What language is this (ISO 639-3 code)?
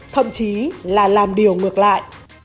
vie